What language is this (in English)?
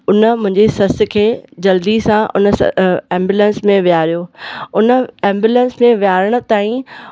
Sindhi